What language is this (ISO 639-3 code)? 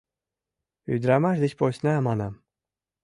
chm